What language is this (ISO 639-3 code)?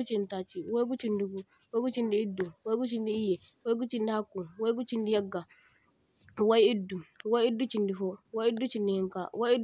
dje